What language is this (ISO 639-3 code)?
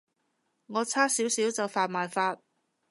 yue